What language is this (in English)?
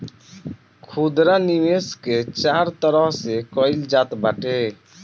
Bhojpuri